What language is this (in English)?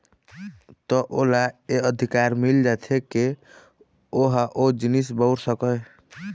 Chhattisgarhi